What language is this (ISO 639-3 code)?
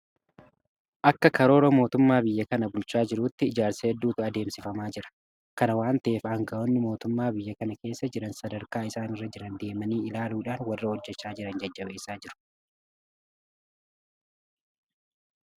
orm